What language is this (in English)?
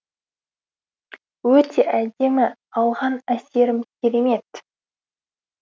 Kazakh